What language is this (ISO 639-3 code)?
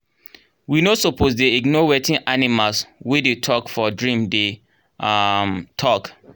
pcm